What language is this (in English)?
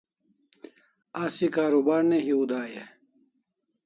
Kalasha